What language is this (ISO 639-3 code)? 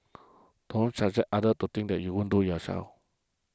eng